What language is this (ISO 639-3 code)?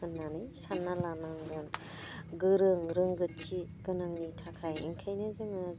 brx